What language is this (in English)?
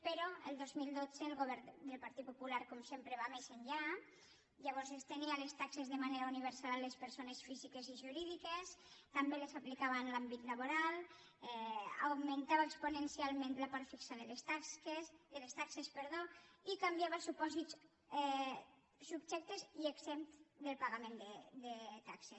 Catalan